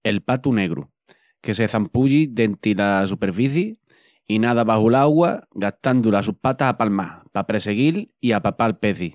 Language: Extremaduran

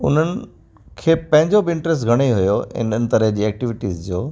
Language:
Sindhi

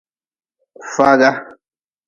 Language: Nawdm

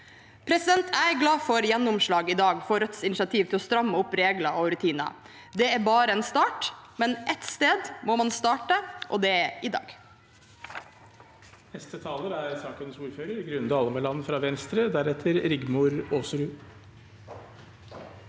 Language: Norwegian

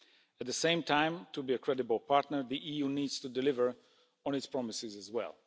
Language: English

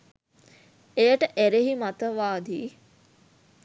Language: Sinhala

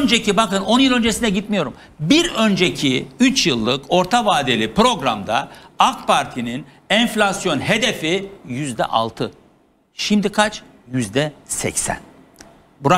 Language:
Turkish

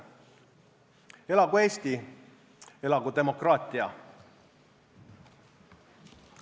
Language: Estonian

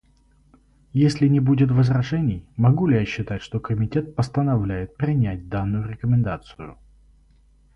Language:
Russian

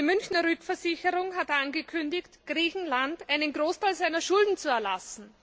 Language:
German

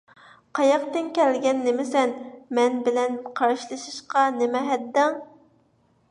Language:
Uyghur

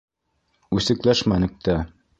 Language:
Bashkir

